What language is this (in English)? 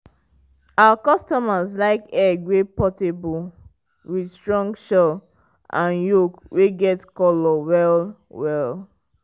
Nigerian Pidgin